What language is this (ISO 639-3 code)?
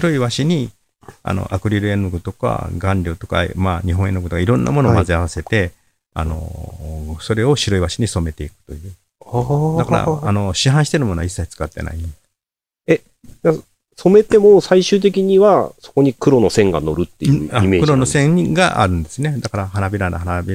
jpn